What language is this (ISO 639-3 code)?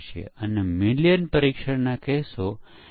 guj